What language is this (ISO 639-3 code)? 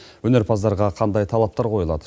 kaz